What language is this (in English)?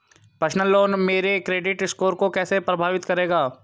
Hindi